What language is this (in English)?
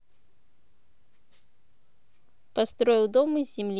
Russian